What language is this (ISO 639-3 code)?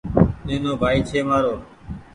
gig